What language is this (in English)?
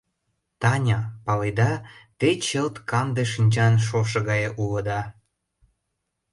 Mari